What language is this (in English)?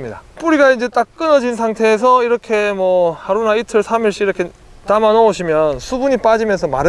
Korean